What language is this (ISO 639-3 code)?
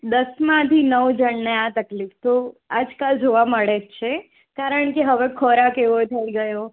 guj